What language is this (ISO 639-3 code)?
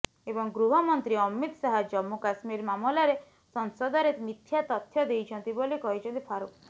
ori